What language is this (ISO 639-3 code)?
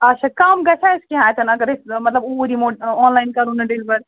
kas